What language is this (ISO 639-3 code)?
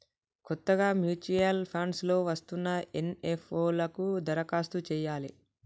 tel